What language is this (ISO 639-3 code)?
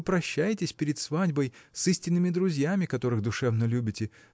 rus